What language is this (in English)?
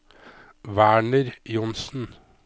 Norwegian